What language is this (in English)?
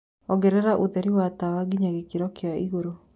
Kikuyu